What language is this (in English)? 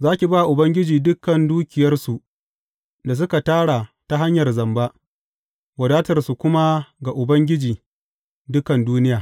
Hausa